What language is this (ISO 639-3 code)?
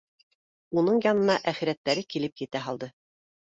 bak